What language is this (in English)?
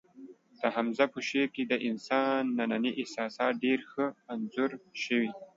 Pashto